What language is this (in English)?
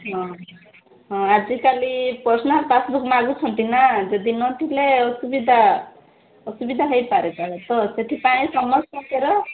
Odia